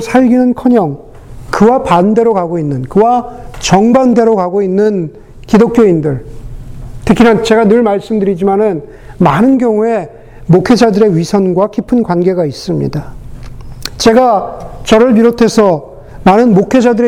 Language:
Korean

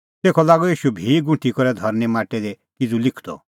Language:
Kullu Pahari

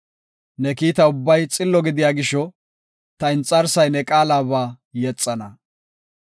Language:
Gofa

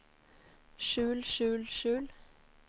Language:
Norwegian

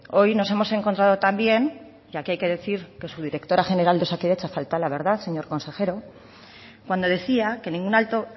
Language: Spanish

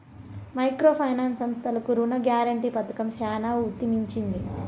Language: Telugu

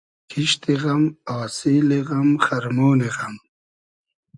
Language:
Hazaragi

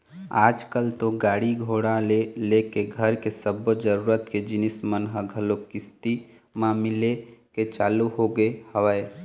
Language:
Chhattisgarhi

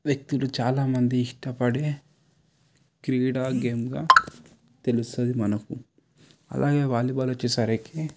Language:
Telugu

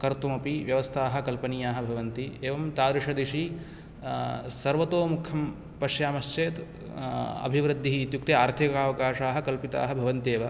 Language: Sanskrit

